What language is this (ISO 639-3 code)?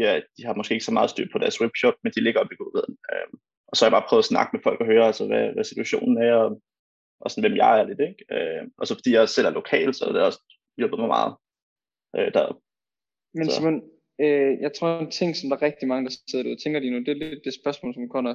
dan